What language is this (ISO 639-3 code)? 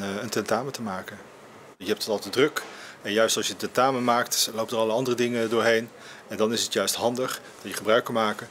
nld